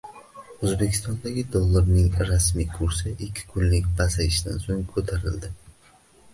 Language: Uzbek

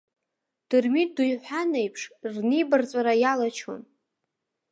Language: Abkhazian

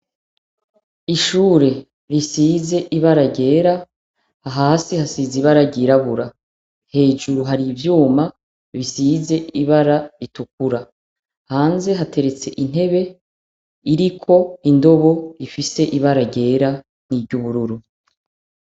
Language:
Rundi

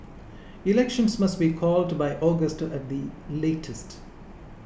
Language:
English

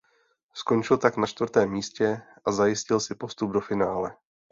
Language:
Czech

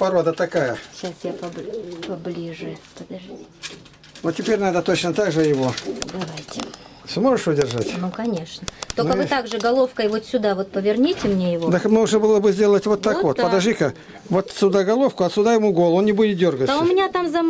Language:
Russian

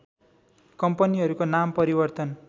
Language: Nepali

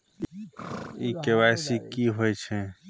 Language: Maithili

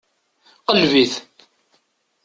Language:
Kabyle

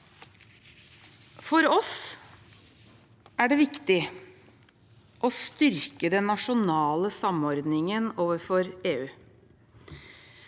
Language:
Norwegian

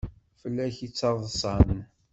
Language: Kabyle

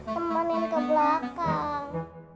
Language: Indonesian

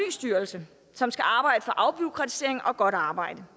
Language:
Danish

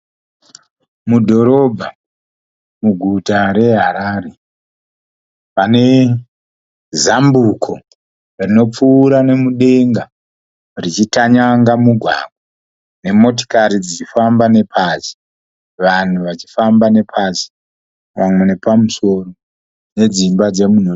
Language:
Shona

